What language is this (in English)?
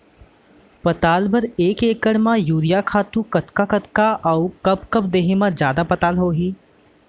Chhattisgarhi